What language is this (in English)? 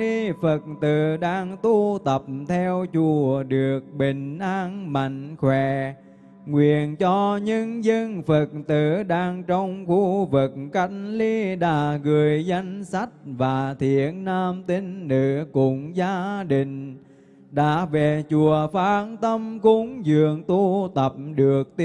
Vietnamese